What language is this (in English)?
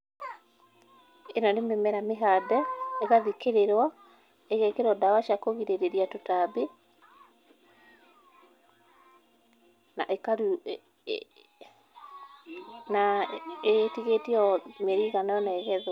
Kikuyu